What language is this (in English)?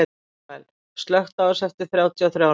Icelandic